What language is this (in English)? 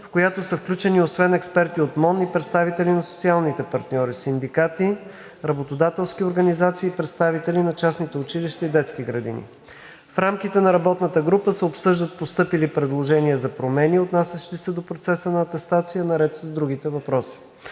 Bulgarian